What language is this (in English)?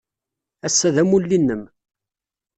Kabyle